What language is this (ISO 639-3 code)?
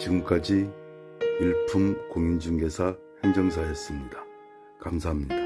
kor